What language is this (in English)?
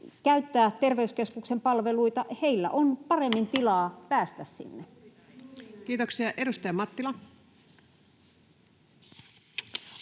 Finnish